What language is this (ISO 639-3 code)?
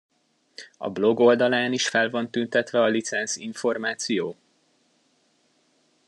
hun